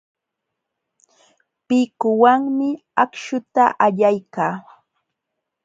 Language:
Jauja Wanca Quechua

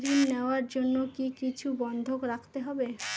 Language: Bangla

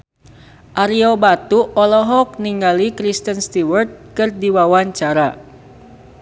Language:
Sundanese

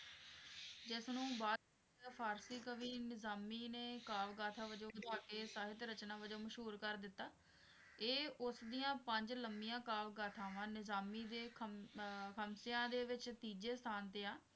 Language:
Punjabi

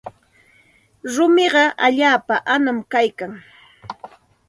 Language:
Santa Ana de Tusi Pasco Quechua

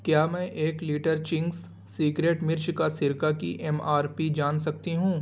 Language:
Urdu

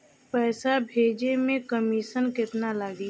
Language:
Bhojpuri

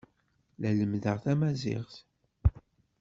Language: Kabyle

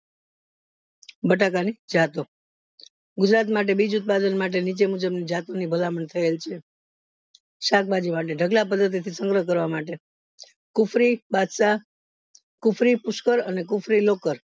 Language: Gujarati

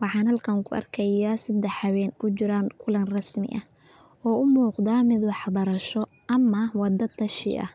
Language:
Somali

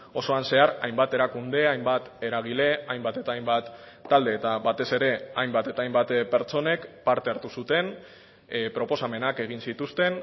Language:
Basque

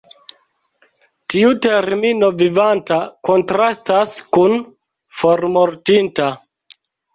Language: Esperanto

